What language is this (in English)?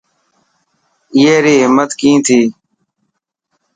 Dhatki